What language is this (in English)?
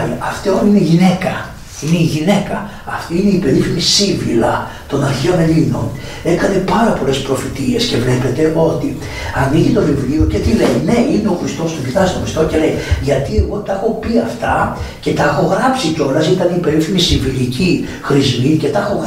Greek